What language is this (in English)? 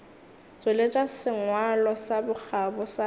Northern Sotho